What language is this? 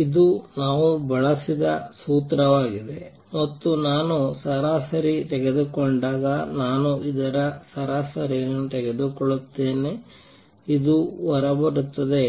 Kannada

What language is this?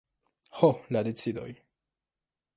Esperanto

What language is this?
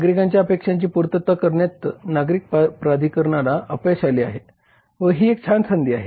Marathi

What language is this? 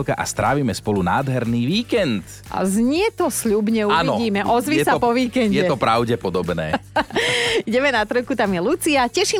Slovak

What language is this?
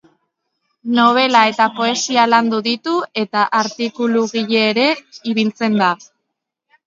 Basque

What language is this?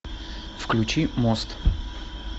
Russian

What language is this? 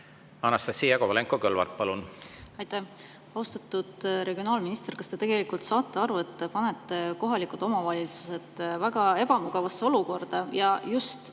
Estonian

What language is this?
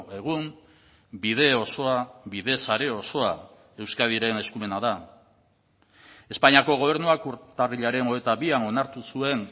Basque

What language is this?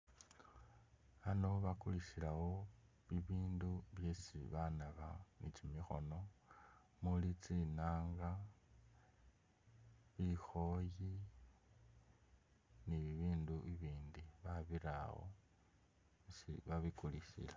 Masaaba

